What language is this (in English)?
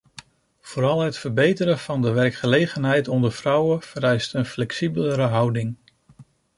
Dutch